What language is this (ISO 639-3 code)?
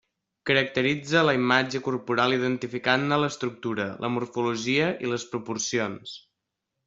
cat